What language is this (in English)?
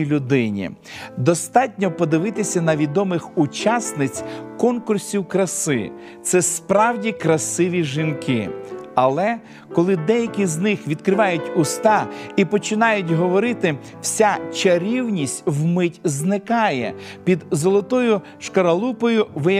Ukrainian